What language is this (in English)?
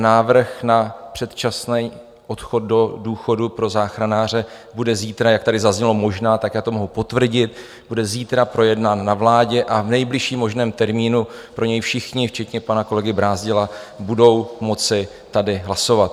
Czech